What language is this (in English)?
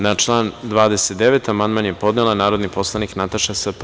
Serbian